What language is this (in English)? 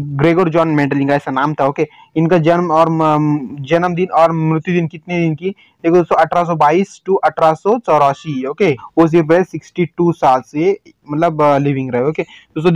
Hindi